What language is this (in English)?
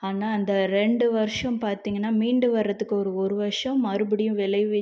Tamil